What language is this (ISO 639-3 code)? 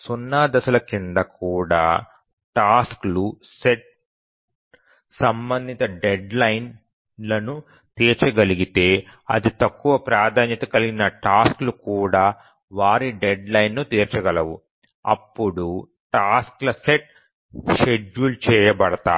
tel